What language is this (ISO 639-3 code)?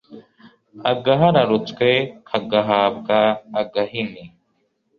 kin